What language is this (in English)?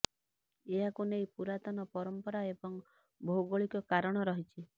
Odia